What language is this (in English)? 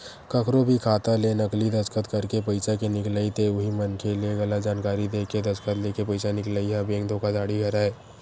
Chhattisgarhi